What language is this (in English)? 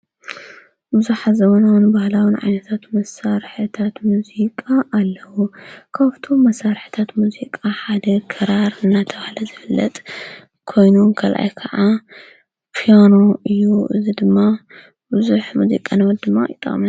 Tigrinya